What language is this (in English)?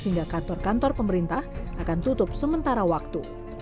Indonesian